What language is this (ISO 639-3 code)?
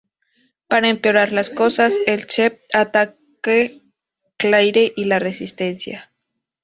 spa